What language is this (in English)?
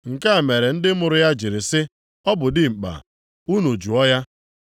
Igbo